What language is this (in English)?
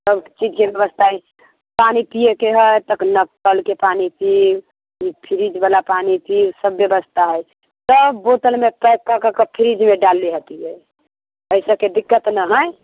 Maithili